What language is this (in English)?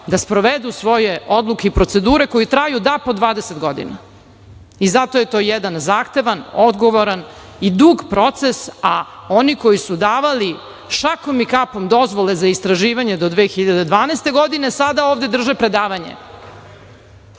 Serbian